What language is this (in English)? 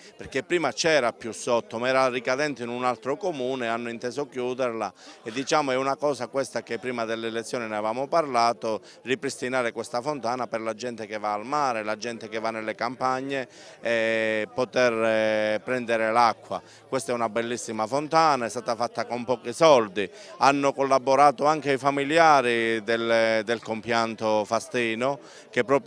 Italian